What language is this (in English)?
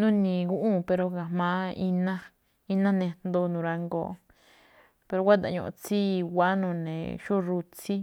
Malinaltepec Me'phaa